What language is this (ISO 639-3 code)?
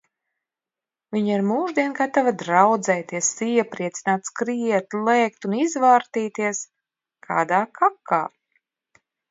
lav